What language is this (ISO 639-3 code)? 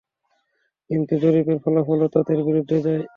ben